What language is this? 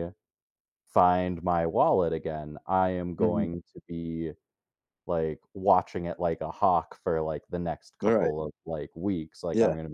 English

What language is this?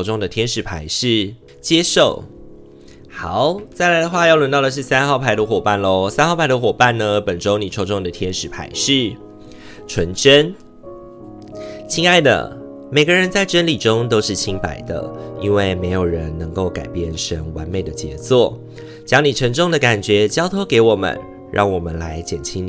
Chinese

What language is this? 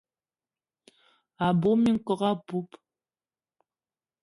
Eton (Cameroon)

